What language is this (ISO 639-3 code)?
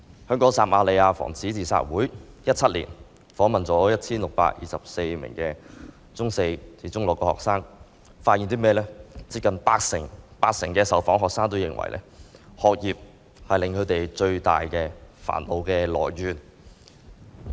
yue